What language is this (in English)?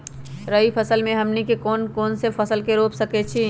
Magahi